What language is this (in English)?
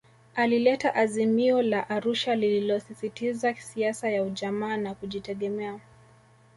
Swahili